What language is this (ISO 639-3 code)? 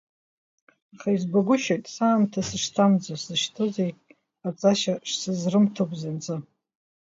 abk